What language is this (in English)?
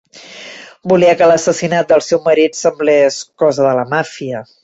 Catalan